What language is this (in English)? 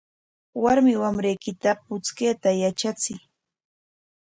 Corongo Ancash Quechua